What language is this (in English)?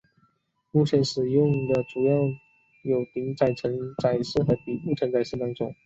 Chinese